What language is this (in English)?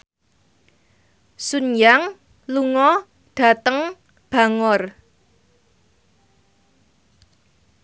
Javanese